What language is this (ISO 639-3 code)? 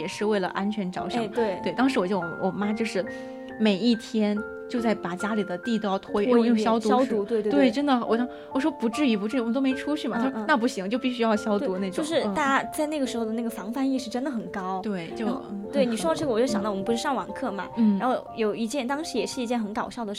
zho